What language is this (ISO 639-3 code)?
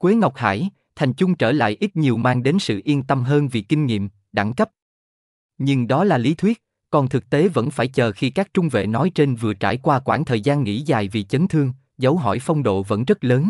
vie